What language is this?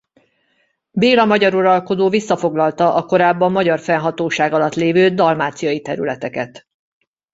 Hungarian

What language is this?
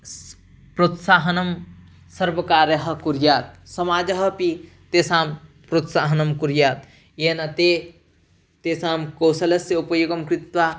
Sanskrit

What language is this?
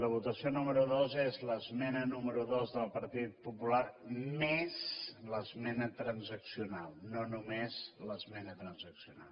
Catalan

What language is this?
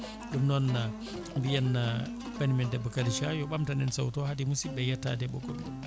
Fula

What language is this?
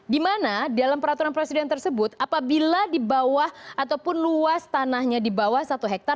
Indonesian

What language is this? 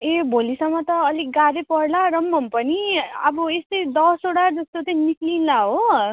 Nepali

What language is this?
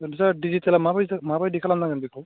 Bodo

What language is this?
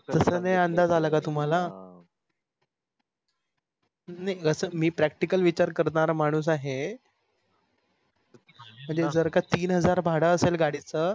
Marathi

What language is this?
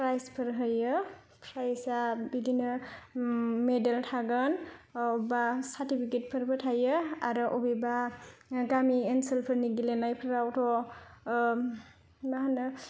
Bodo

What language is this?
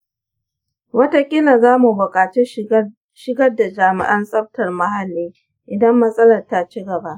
Hausa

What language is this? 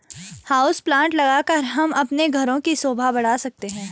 Hindi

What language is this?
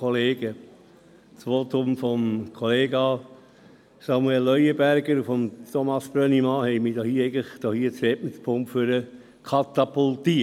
Swiss German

